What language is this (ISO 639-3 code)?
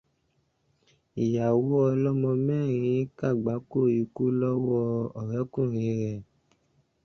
yor